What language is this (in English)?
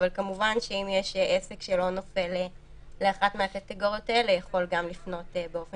Hebrew